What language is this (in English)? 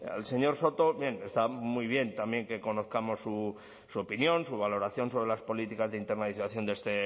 Spanish